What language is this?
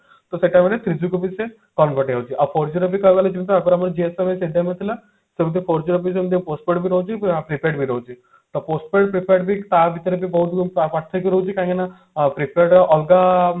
Odia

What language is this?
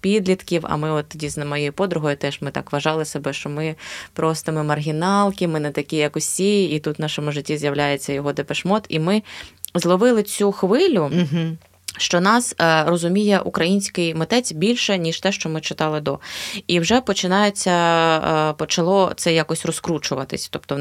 Ukrainian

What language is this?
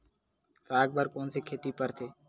Chhattisgarhi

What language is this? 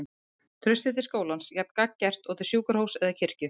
Icelandic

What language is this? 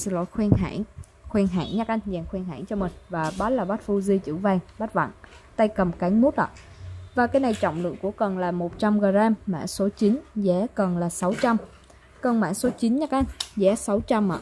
Vietnamese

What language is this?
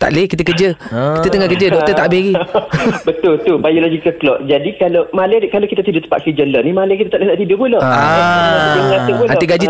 Malay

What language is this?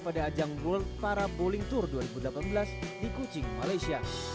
Indonesian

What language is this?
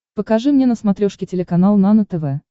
Russian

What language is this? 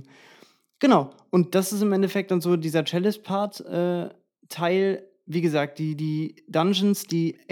German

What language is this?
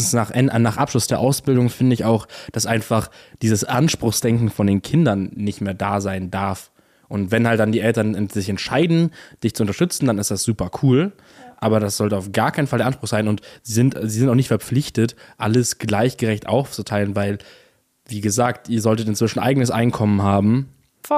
German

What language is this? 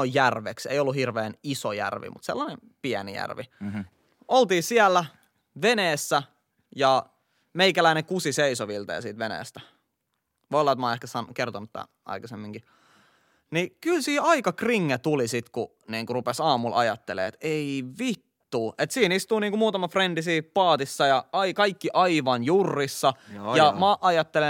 Finnish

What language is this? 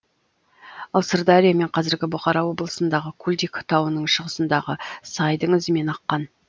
Kazakh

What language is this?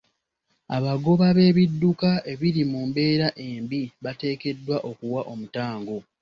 Ganda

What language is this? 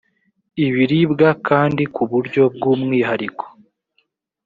Kinyarwanda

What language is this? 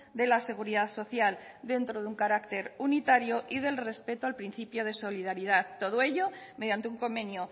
Spanish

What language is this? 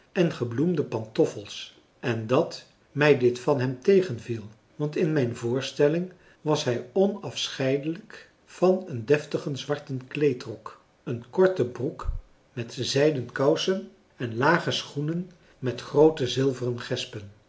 Dutch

